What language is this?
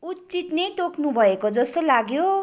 Nepali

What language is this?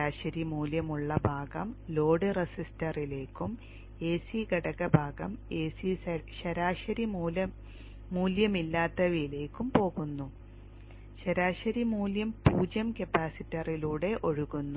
Malayalam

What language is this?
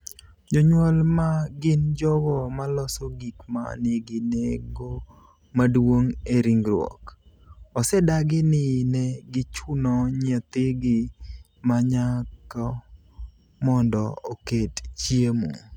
Luo (Kenya and Tanzania)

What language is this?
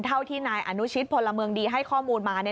Thai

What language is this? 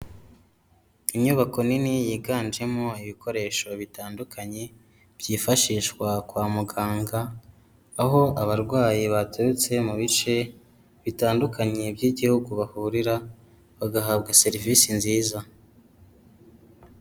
Kinyarwanda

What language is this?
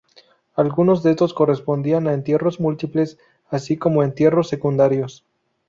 Spanish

